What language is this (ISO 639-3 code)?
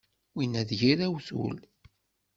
kab